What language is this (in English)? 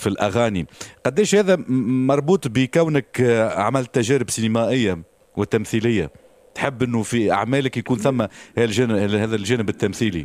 Arabic